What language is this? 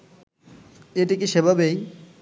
Bangla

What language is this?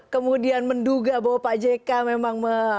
Indonesian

